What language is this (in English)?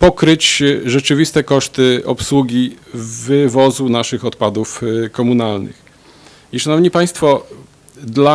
Polish